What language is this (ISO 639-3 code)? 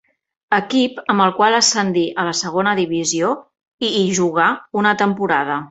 cat